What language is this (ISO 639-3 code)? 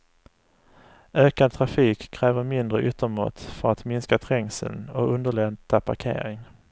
swe